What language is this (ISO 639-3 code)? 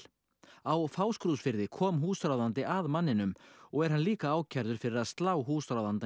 isl